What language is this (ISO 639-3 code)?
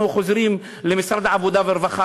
heb